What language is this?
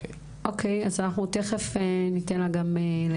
Hebrew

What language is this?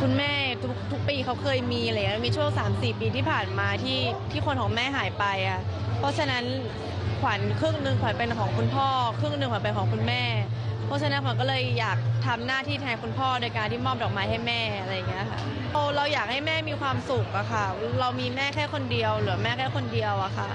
Thai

